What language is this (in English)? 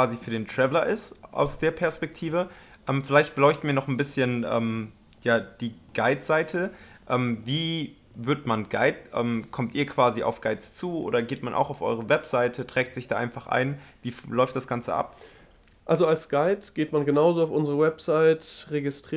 German